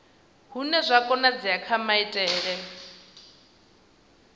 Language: Venda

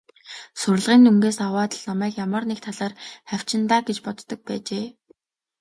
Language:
Mongolian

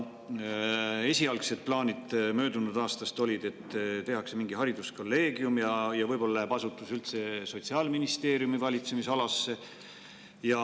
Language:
Estonian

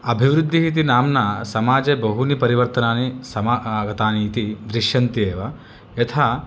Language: Sanskrit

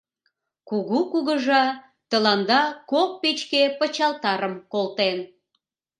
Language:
Mari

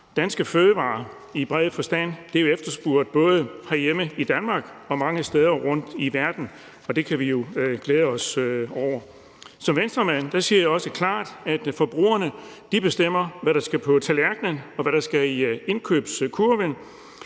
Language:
Danish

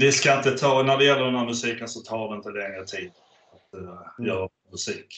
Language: Swedish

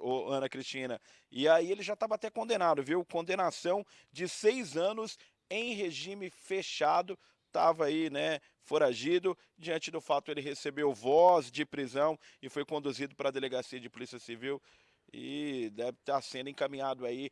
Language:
Portuguese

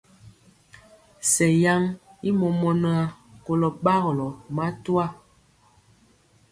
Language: Mpiemo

